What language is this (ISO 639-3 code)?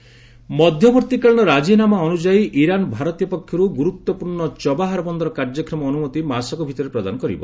ori